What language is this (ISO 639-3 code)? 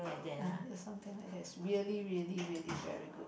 eng